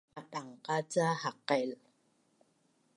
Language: Bunun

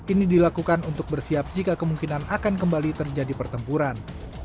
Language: Indonesian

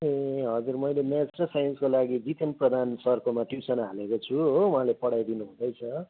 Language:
Nepali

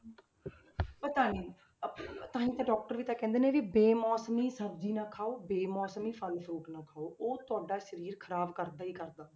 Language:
Punjabi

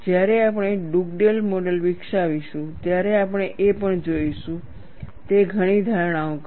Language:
Gujarati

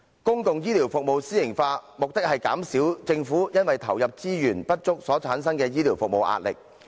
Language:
Cantonese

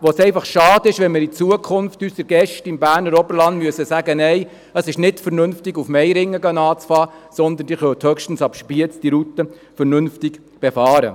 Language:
Swiss German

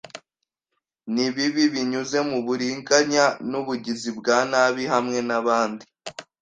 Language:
Kinyarwanda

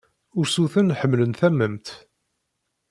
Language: Kabyle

